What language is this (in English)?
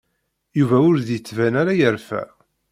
Kabyle